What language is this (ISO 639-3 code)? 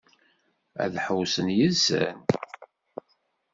kab